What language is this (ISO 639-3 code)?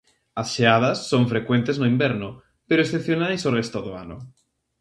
glg